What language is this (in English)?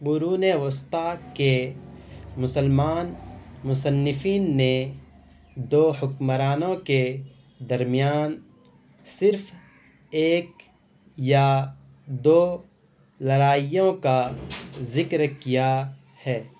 Urdu